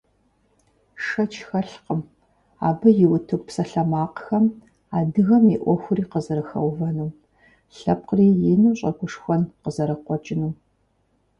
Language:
Kabardian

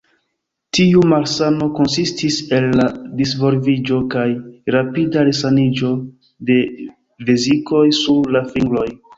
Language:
Esperanto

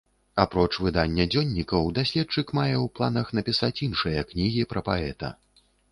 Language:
Belarusian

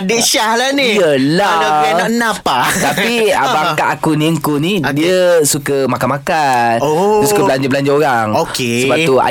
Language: Malay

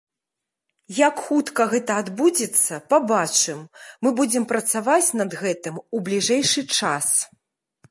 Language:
Belarusian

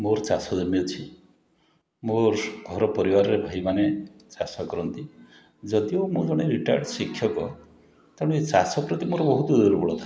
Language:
Odia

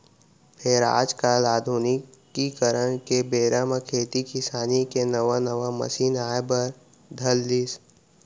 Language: Chhattisgarhi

